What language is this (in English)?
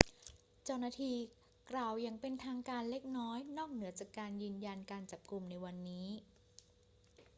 Thai